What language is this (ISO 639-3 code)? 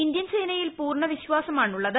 mal